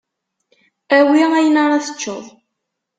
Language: Kabyle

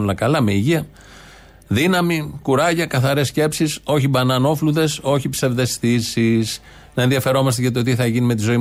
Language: Greek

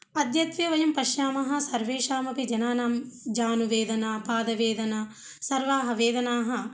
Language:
Sanskrit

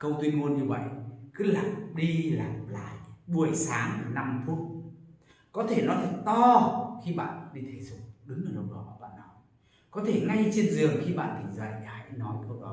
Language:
Vietnamese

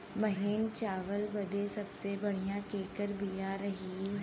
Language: Bhojpuri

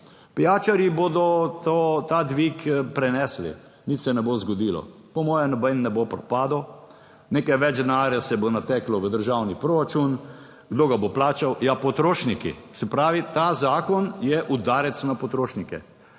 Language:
Slovenian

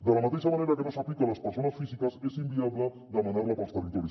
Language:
Catalan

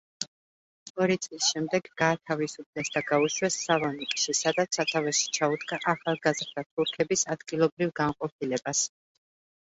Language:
Georgian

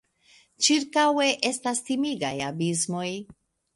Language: Esperanto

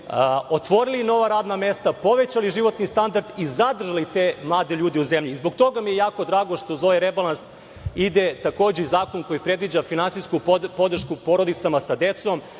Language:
Serbian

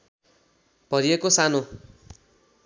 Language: Nepali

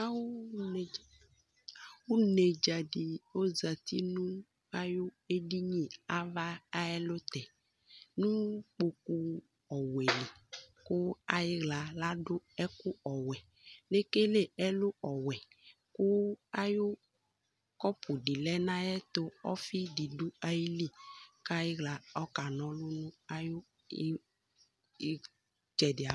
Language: Ikposo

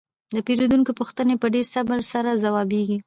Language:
Pashto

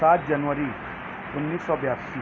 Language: Urdu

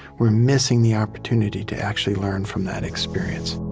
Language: English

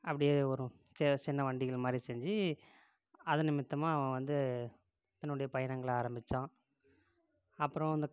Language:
Tamil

